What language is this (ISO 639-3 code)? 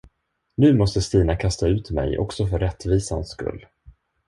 swe